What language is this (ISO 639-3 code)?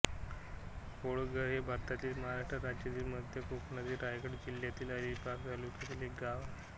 mar